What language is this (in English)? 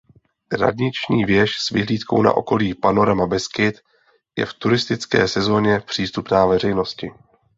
Czech